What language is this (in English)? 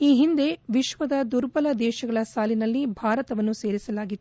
Kannada